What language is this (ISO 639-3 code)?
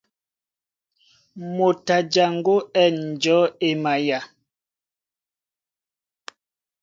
dua